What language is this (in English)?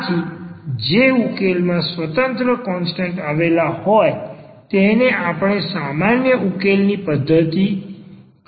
Gujarati